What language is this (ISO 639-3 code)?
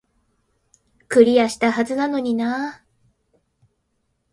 jpn